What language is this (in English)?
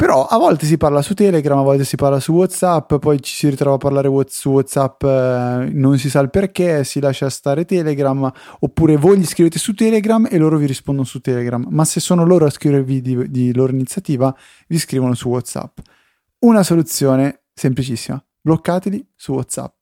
Italian